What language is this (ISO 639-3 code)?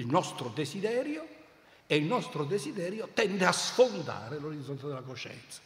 ita